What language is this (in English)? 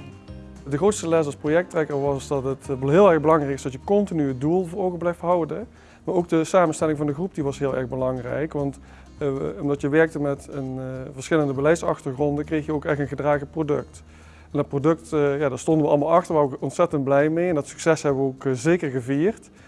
Dutch